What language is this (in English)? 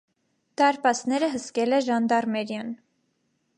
Armenian